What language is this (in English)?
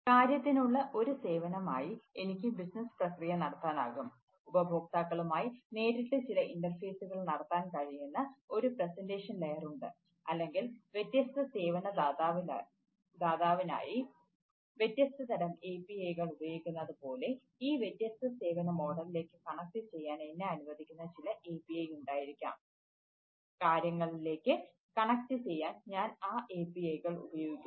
Malayalam